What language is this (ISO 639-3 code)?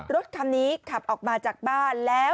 tha